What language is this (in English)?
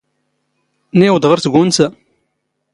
Standard Moroccan Tamazight